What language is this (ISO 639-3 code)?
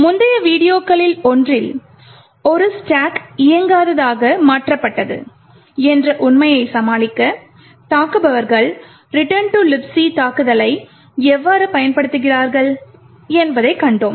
tam